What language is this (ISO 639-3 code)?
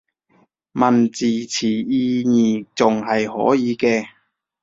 yue